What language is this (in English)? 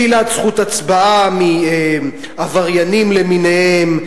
Hebrew